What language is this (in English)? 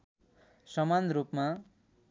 Nepali